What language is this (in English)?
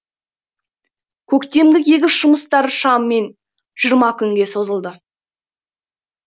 Kazakh